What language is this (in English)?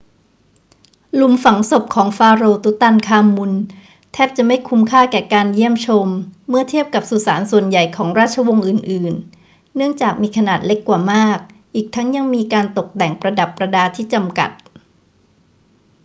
Thai